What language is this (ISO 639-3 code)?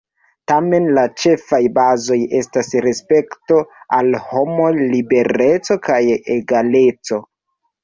epo